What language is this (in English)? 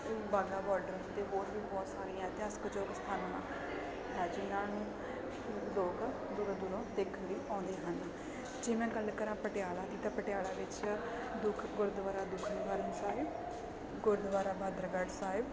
Punjabi